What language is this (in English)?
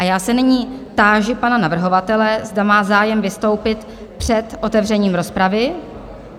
Czech